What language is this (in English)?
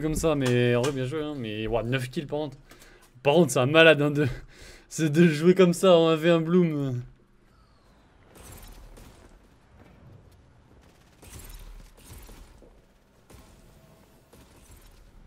French